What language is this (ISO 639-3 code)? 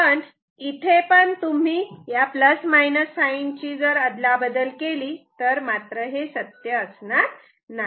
mar